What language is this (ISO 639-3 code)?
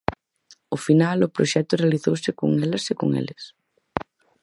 glg